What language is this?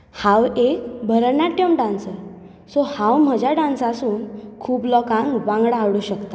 Konkani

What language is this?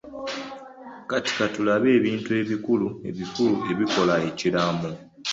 Ganda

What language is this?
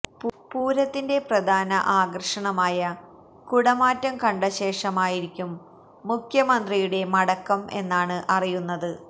Malayalam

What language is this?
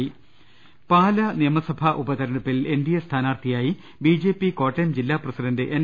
Malayalam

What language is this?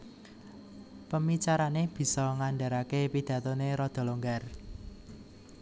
Javanese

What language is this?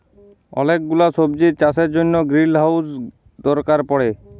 Bangla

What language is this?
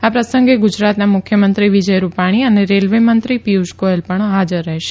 Gujarati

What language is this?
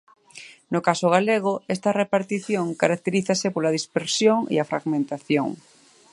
Galician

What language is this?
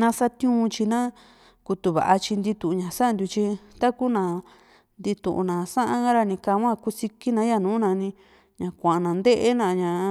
Juxtlahuaca Mixtec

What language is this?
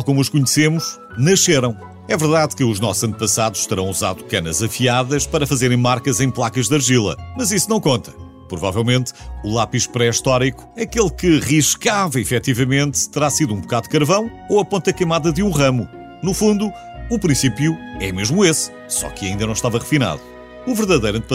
Portuguese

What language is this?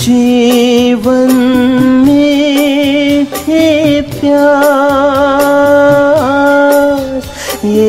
Hindi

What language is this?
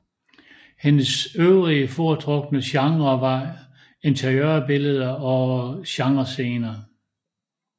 Danish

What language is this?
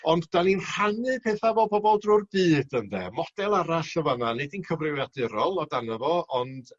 Welsh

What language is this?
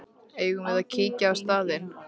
Icelandic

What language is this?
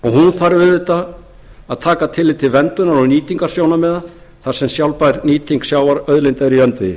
Icelandic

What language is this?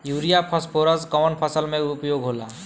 Bhojpuri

